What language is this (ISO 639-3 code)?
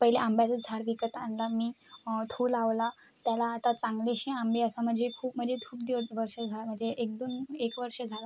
mar